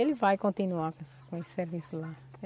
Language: Portuguese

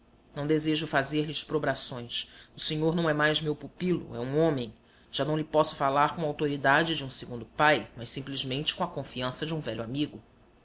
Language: Portuguese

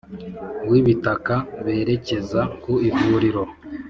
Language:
Kinyarwanda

